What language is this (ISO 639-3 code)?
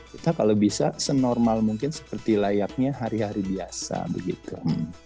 ind